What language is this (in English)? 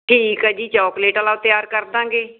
Punjabi